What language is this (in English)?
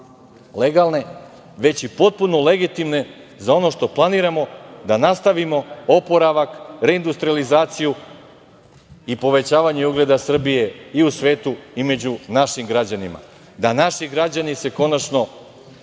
Serbian